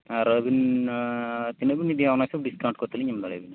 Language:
Santali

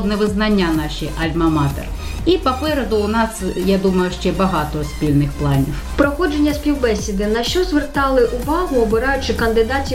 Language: Ukrainian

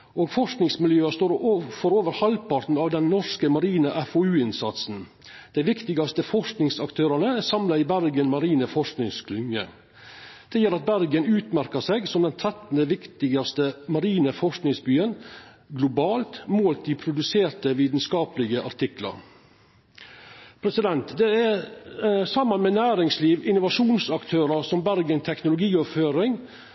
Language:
Norwegian Nynorsk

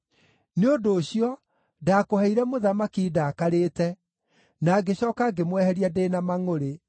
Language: Kikuyu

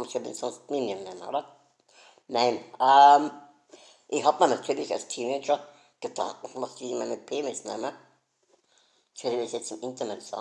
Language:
German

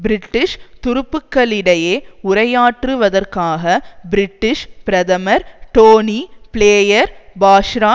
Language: Tamil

